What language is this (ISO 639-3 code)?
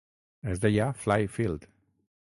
cat